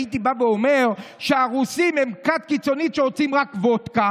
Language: Hebrew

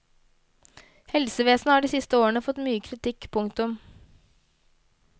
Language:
Norwegian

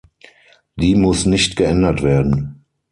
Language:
German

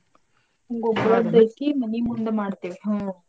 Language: Kannada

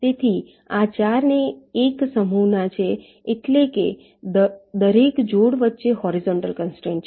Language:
Gujarati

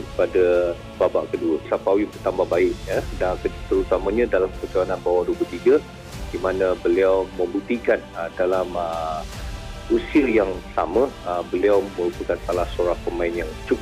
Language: Malay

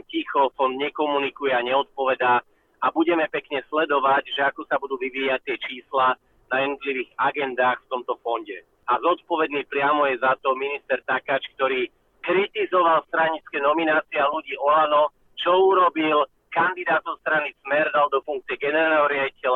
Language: Slovak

